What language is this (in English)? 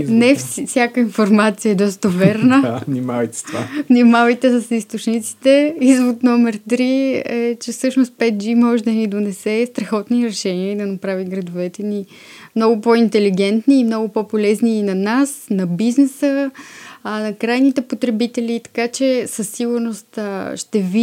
Bulgarian